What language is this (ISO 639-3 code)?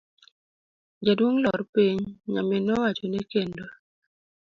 luo